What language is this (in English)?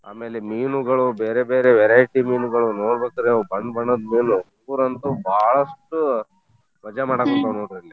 Kannada